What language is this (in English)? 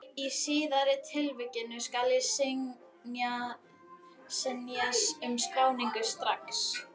Icelandic